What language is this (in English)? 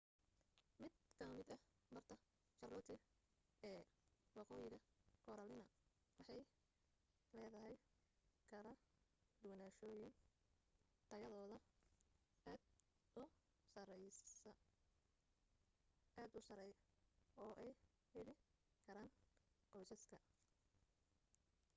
Somali